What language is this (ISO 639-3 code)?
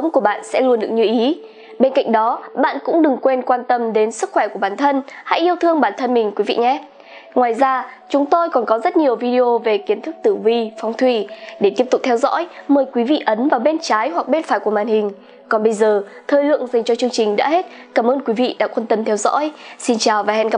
vie